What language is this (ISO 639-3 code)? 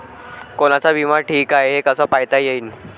mar